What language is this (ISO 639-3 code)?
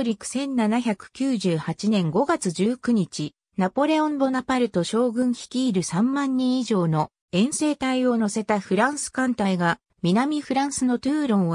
jpn